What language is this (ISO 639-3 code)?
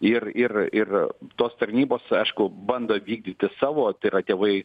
lit